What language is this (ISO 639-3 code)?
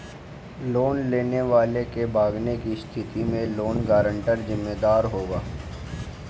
hin